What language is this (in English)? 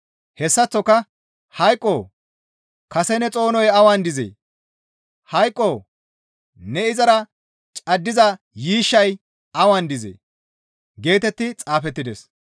Gamo